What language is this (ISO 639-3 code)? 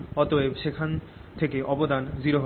ben